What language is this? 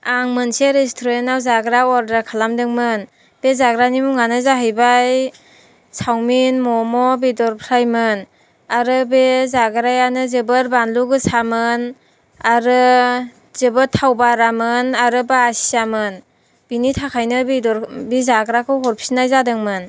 Bodo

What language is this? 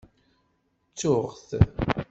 Kabyle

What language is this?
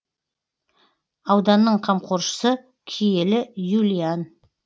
Kazakh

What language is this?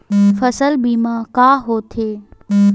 Chhattisgarhi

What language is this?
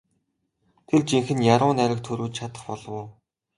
Mongolian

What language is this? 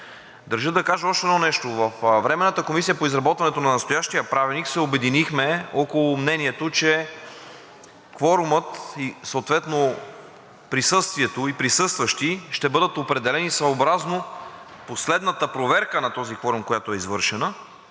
Bulgarian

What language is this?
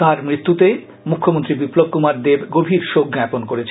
Bangla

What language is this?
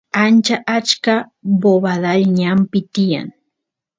Santiago del Estero Quichua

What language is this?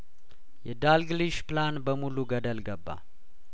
Amharic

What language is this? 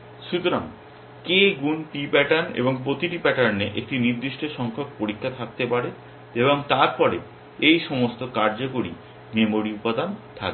Bangla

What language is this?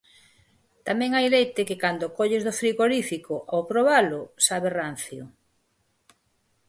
Galician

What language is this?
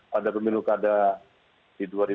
Indonesian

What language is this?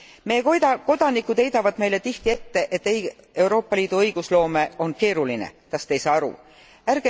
Estonian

